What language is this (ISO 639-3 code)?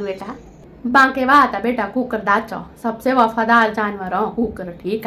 tha